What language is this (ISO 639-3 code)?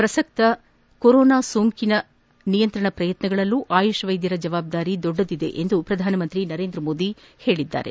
kan